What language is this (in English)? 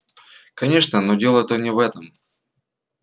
Russian